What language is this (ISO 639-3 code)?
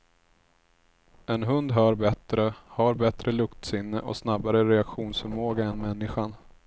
swe